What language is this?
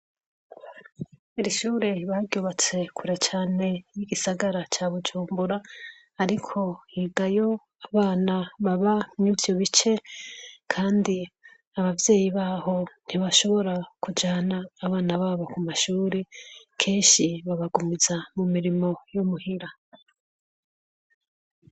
Rundi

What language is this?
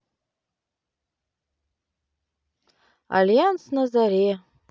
Russian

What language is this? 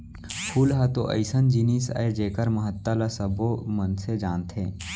Chhattisgarhi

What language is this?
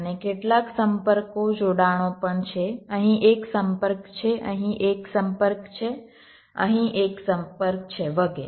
Gujarati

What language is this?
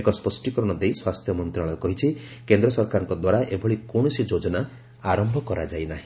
Odia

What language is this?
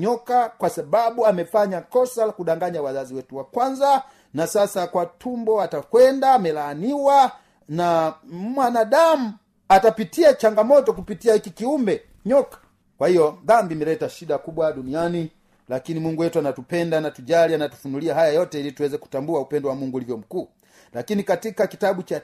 Swahili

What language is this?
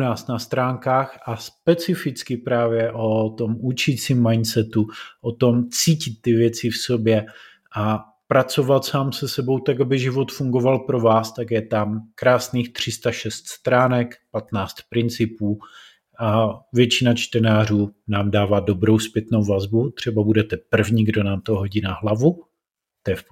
Czech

